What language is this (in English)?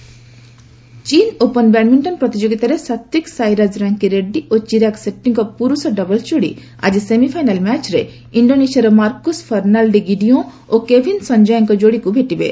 Odia